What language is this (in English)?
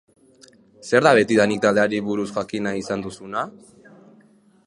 Basque